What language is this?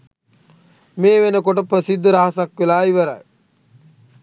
Sinhala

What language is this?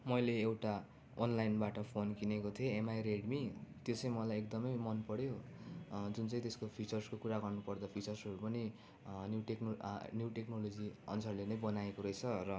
Nepali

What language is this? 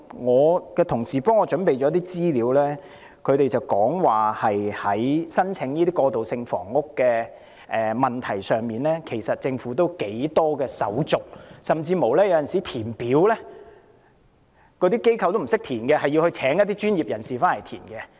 Cantonese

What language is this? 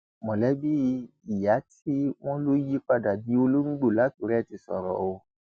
Yoruba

